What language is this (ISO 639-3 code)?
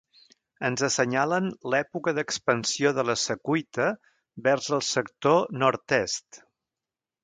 cat